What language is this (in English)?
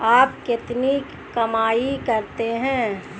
Hindi